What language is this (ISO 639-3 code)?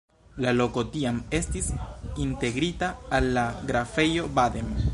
epo